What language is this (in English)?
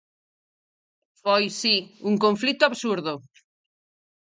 Galician